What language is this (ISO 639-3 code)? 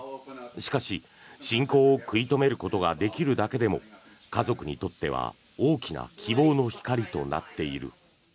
jpn